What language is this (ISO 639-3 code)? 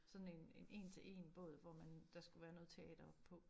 dan